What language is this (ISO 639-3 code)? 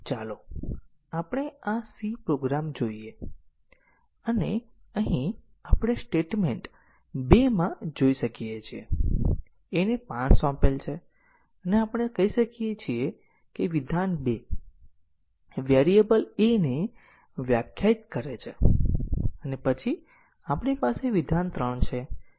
guj